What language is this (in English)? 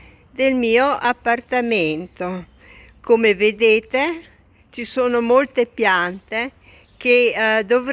Italian